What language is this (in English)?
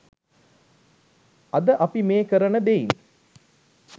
Sinhala